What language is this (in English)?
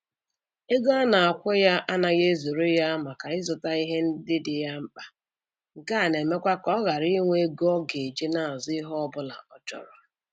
Igbo